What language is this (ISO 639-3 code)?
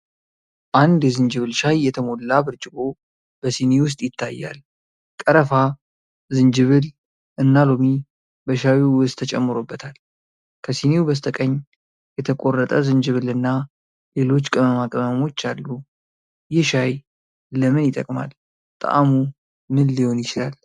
amh